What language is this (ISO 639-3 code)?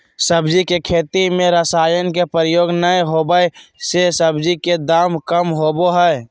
mag